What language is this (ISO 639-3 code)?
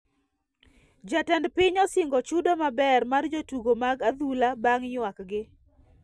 luo